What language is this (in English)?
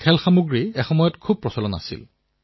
Assamese